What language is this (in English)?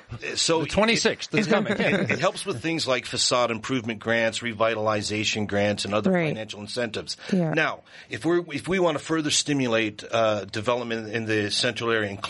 English